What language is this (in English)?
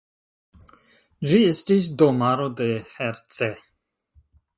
Esperanto